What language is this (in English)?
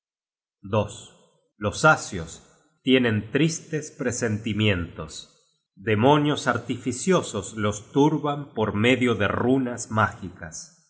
Spanish